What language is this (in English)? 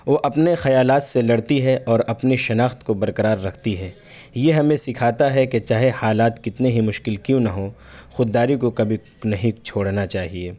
Urdu